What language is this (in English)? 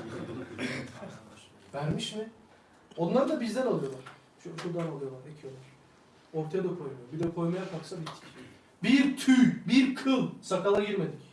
Turkish